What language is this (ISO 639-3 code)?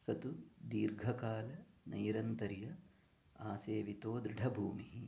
san